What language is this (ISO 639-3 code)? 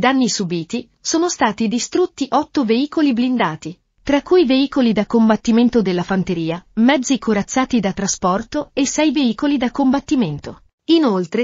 ita